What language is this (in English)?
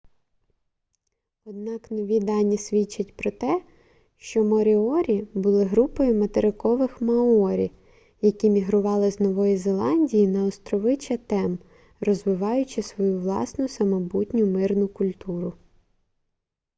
Ukrainian